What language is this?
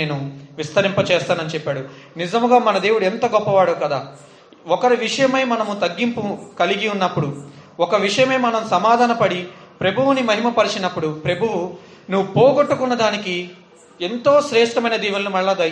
Telugu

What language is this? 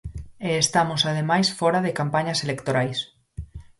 Galician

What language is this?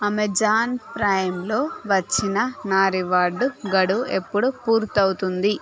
Telugu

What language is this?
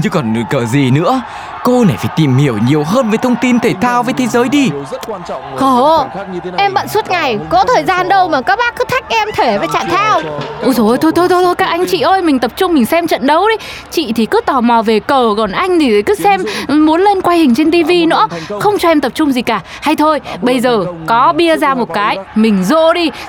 Vietnamese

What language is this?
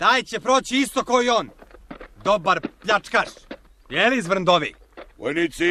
Croatian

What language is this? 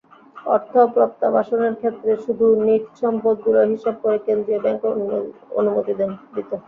Bangla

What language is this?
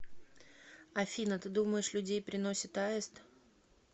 Russian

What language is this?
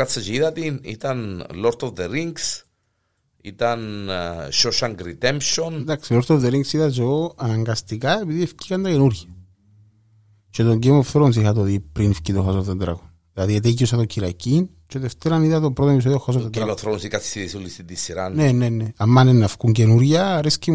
Greek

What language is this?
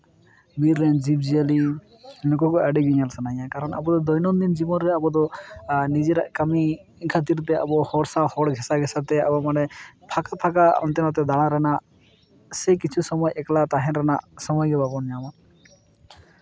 Santali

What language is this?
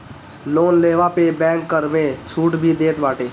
Bhojpuri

